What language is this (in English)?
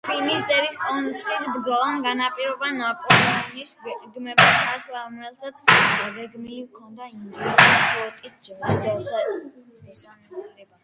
Georgian